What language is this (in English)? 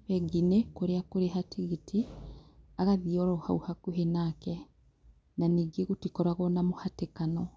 Kikuyu